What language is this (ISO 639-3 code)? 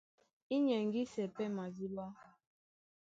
dua